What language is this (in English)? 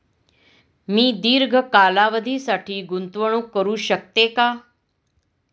Marathi